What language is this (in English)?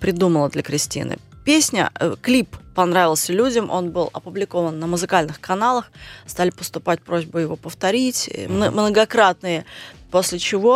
Russian